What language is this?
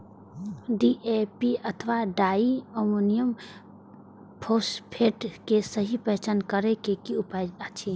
Maithili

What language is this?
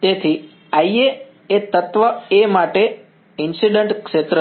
Gujarati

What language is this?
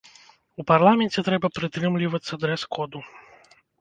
Belarusian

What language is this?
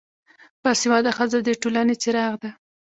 Pashto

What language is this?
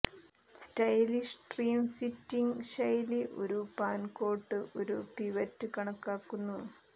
Malayalam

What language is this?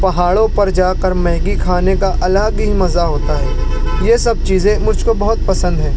Urdu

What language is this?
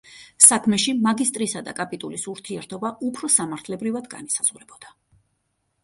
Georgian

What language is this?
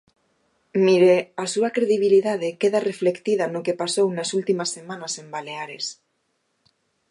Galician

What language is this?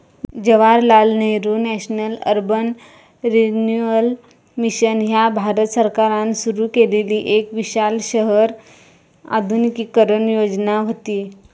Marathi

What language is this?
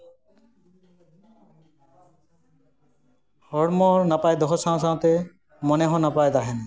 Santali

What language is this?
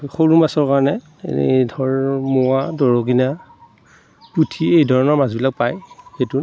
Assamese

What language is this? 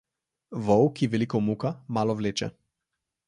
Slovenian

